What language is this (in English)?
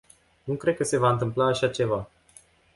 Romanian